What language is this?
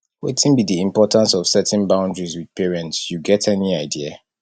Nigerian Pidgin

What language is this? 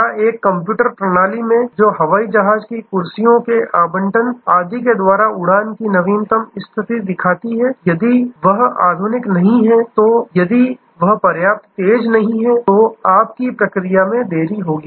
Hindi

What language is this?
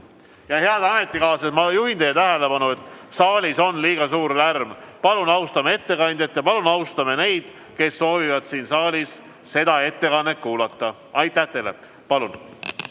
Estonian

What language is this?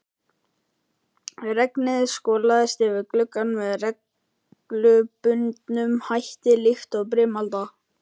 Icelandic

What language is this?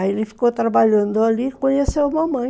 Portuguese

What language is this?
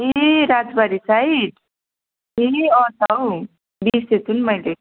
Nepali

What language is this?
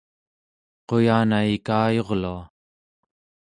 Central Yupik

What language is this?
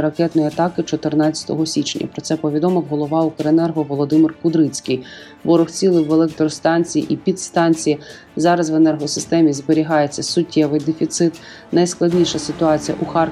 Ukrainian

